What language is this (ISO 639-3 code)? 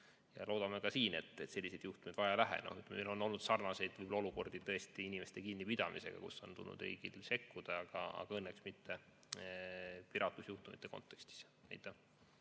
est